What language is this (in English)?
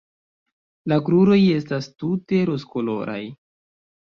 Esperanto